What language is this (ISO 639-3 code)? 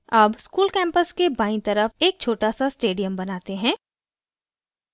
hin